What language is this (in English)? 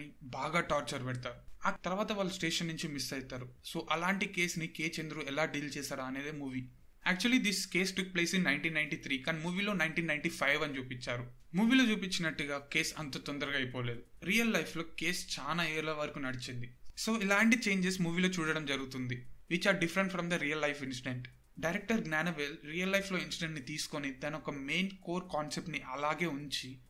Romanian